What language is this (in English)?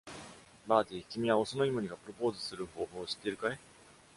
Japanese